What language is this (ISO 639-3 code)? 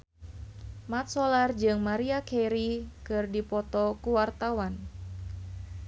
sun